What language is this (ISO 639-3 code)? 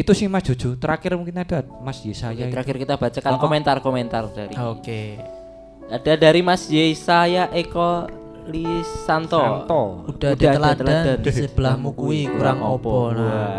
ind